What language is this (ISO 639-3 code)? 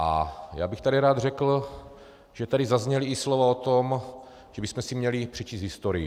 ces